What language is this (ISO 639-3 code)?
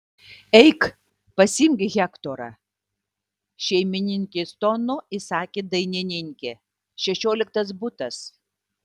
lit